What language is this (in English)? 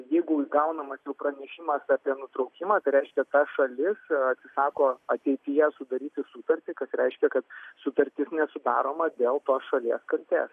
Lithuanian